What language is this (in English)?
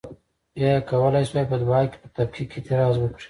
Pashto